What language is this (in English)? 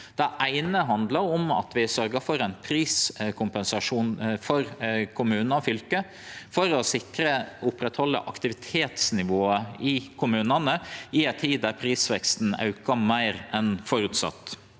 Norwegian